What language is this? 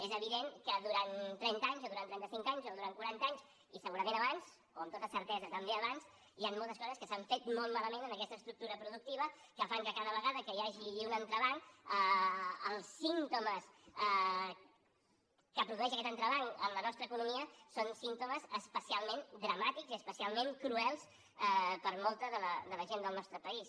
Catalan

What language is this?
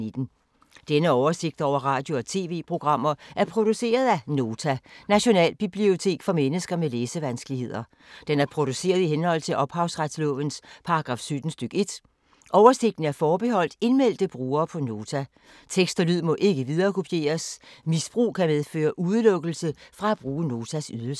Danish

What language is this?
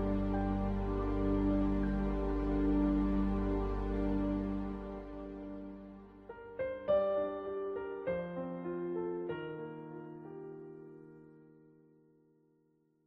Arabic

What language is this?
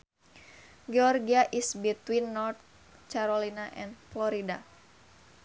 Sundanese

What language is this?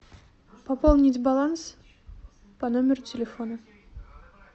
Russian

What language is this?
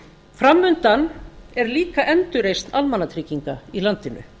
Icelandic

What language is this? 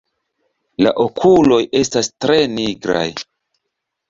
Esperanto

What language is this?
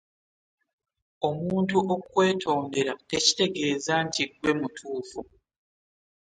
Ganda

